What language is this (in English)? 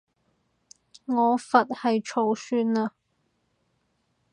Cantonese